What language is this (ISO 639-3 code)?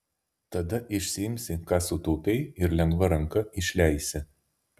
lit